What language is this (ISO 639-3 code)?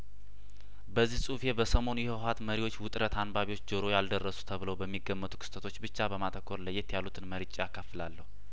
amh